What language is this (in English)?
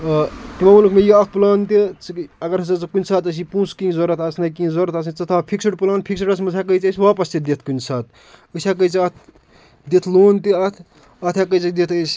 Kashmiri